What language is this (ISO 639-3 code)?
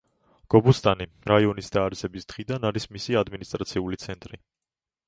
kat